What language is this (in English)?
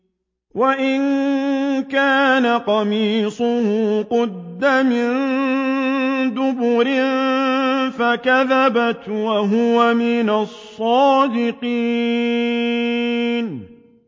Arabic